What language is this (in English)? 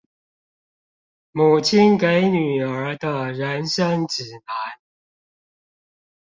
Chinese